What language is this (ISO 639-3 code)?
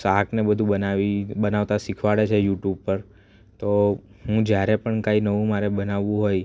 guj